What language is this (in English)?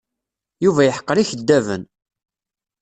Kabyle